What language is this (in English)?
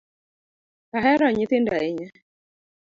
Luo (Kenya and Tanzania)